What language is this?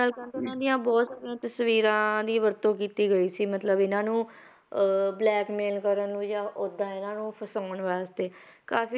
Punjabi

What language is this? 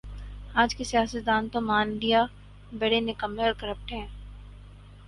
Urdu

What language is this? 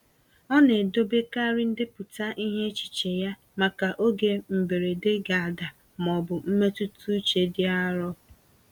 Igbo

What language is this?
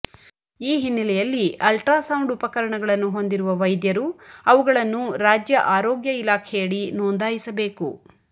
Kannada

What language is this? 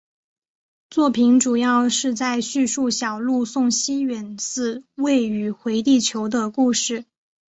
Chinese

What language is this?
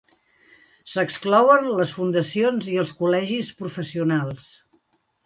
Catalan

